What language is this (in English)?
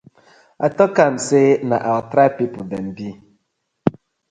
Nigerian Pidgin